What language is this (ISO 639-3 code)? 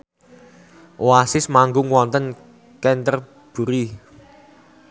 jav